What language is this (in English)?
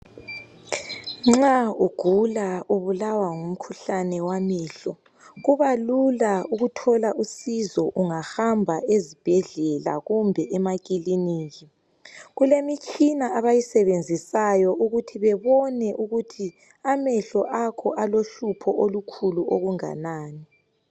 North Ndebele